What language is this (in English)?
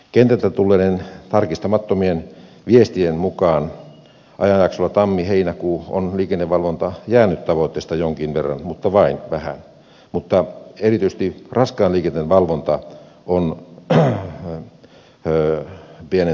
Finnish